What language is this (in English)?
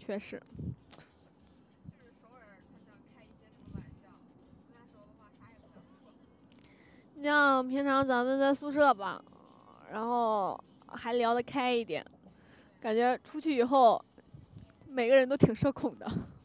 Chinese